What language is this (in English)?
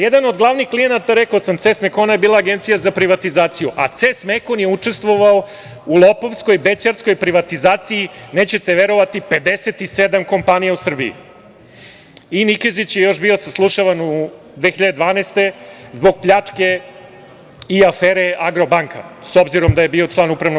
Serbian